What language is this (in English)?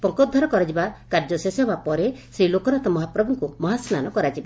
Odia